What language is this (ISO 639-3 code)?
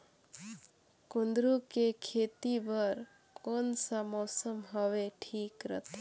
hne